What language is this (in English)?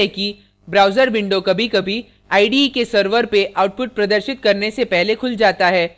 Hindi